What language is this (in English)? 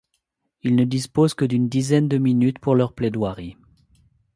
French